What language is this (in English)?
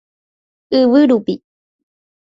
Guarani